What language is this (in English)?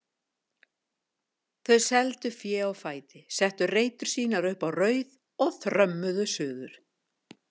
Icelandic